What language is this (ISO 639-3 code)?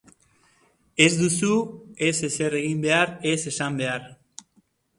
eus